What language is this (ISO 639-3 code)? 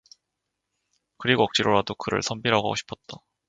kor